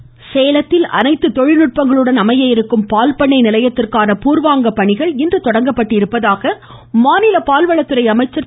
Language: Tamil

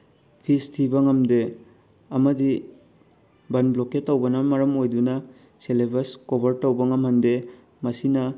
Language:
Manipuri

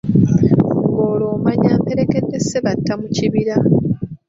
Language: Ganda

